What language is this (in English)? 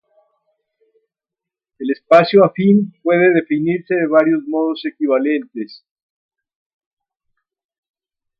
Spanish